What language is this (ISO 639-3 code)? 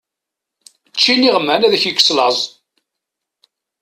kab